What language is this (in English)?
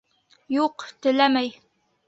Bashkir